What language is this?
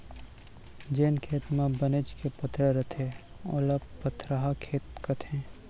Chhattisgarhi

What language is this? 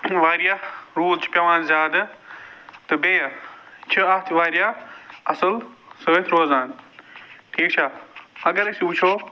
Kashmiri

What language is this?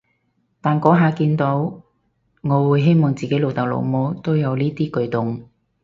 Cantonese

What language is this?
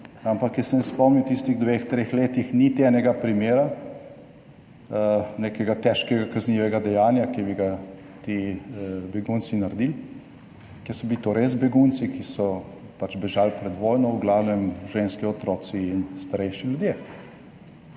Slovenian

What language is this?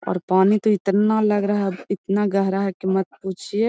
Magahi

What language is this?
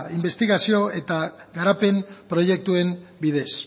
Basque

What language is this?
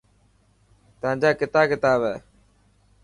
Dhatki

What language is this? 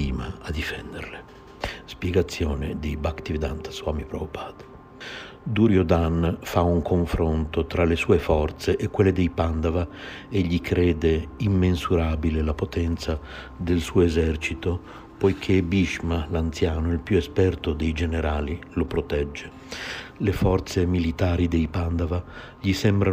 Italian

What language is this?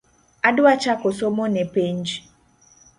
Luo (Kenya and Tanzania)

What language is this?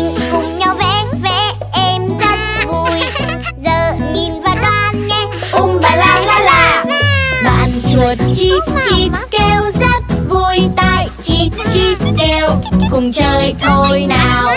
Vietnamese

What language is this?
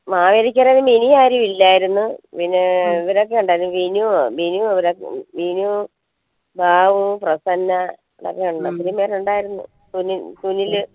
Malayalam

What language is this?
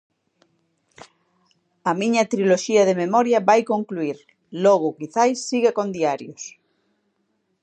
Galician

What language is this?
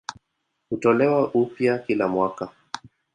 Swahili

